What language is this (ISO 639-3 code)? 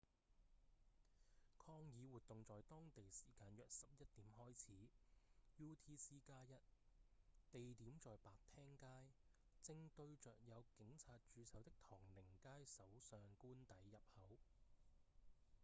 yue